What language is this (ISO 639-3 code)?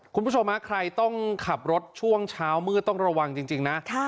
tha